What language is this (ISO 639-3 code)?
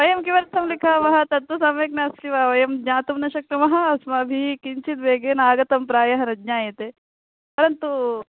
san